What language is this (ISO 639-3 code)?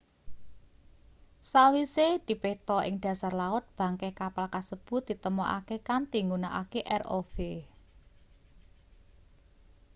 jav